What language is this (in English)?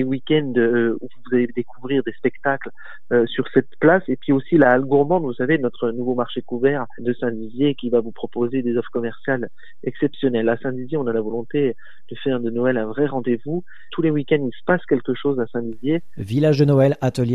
French